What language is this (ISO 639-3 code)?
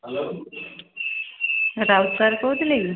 ori